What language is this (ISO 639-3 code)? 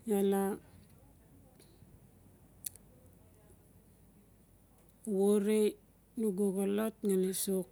ncf